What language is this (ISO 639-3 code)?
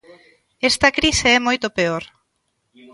glg